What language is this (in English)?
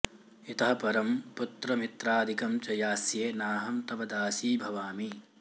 Sanskrit